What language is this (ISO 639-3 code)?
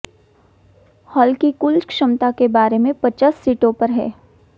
hin